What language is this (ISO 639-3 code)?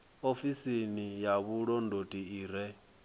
ven